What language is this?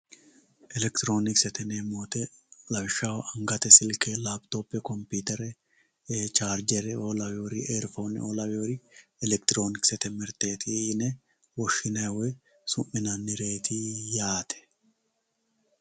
Sidamo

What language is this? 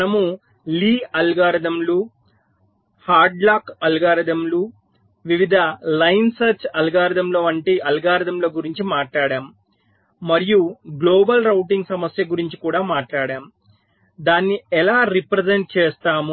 Telugu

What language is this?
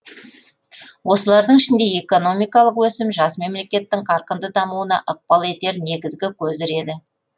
Kazakh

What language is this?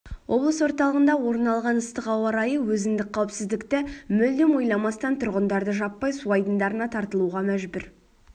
Kazakh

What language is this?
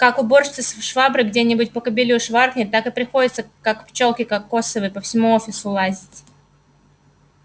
Russian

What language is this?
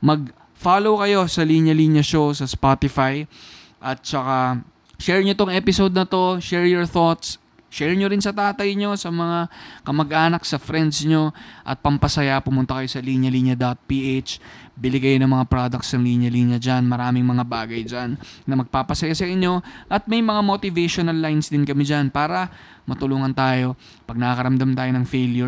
Filipino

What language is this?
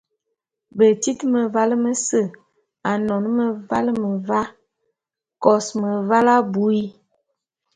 Bulu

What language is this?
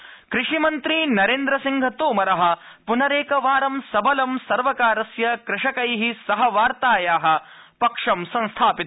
Sanskrit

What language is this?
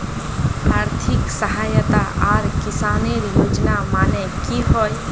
Magahi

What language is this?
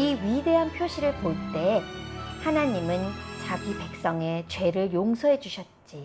Korean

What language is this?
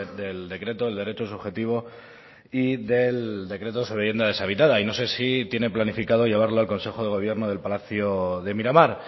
Spanish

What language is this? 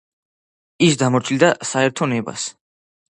Georgian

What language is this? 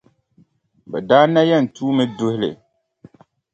Dagbani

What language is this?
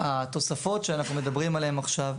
Hebrew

